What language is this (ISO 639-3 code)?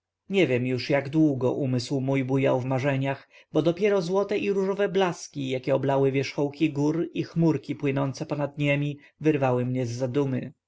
pol